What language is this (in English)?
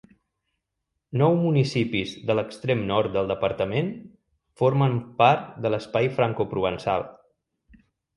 Catalan